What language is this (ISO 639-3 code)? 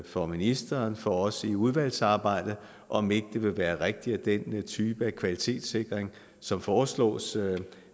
dan